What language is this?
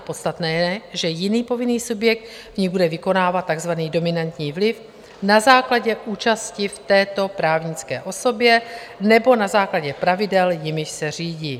Czech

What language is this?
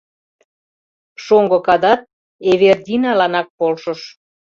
Mari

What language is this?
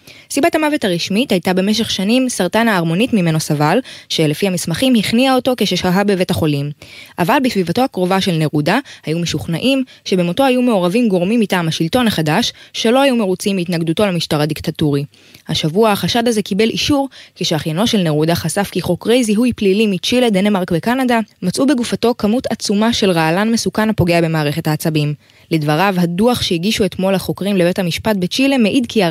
Hebrew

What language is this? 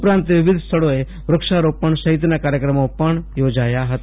Gujarati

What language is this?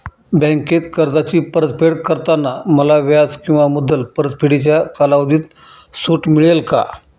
Marathi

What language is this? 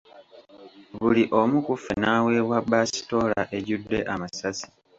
Ganda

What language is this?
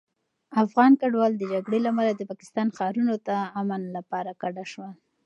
Pashto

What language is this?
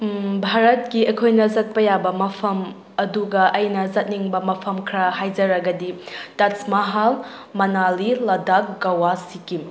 Manipuri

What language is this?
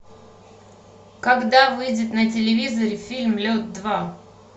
Russian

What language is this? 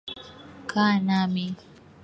Swahili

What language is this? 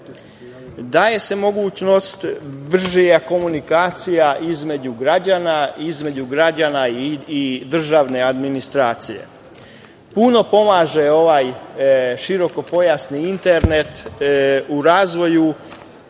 Serbian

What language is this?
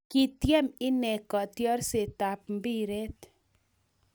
Kalenjin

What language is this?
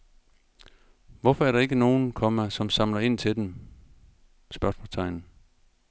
Danish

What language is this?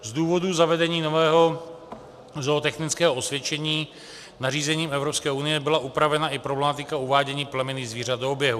Czech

